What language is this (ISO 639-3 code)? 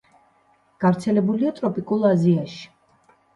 kat